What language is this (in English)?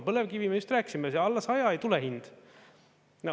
Estonian